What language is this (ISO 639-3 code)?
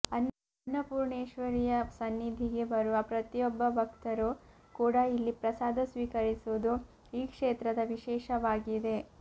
kan